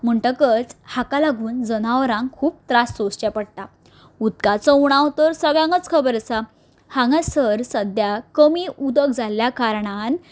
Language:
Konkani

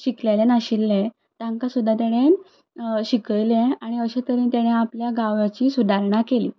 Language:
Konkani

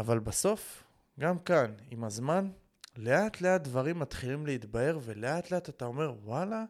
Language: Hebrew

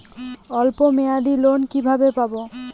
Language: Bangla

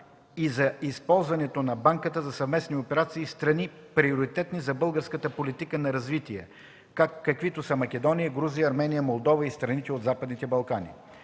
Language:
Bulgarian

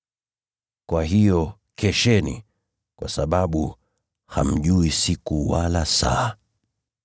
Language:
Swahili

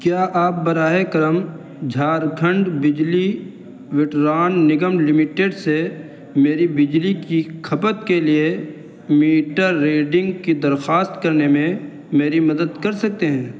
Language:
Urdu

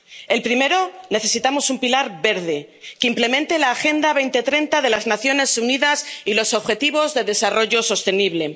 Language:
Spanish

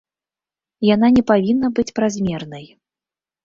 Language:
Belarusian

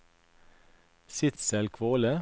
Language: Norwegian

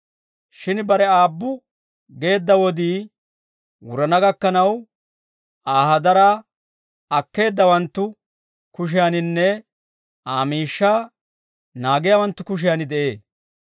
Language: Dawro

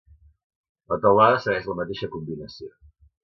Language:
Catalan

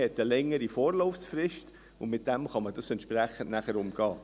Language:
Swiss German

